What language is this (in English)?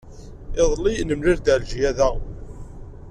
Kabyle